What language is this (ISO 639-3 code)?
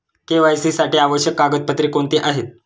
mar